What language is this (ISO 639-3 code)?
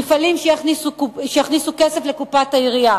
heb